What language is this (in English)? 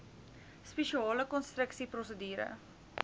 Afrikaans